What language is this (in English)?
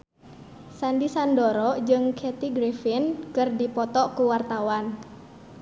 Sundanese